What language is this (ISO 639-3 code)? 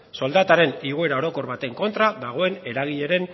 eus